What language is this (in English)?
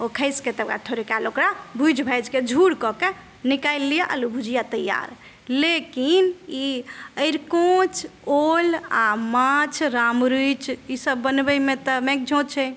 Maithili